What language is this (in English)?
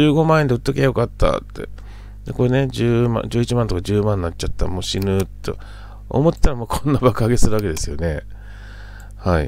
Japanese